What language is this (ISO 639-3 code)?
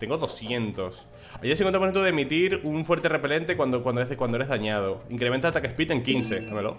spa